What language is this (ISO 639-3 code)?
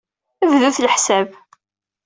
kab